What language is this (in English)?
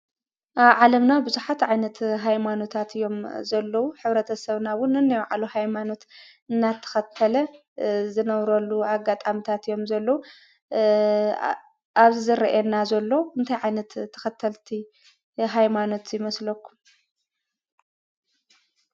Tigrinya